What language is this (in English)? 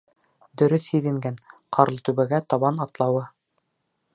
Bashkir